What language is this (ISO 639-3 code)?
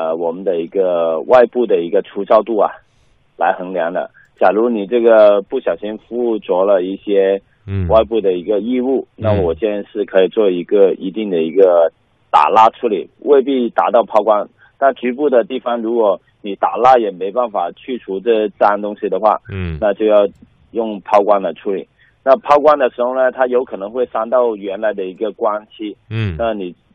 zho